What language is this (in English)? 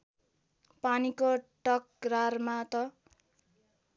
Nepali